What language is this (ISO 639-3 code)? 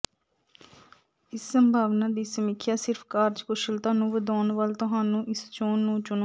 pan